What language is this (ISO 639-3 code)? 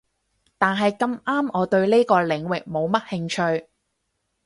yue